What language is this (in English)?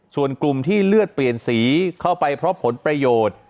Thai